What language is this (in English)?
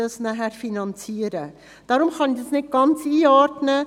Swiss German